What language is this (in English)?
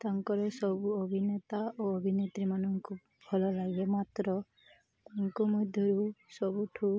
Odia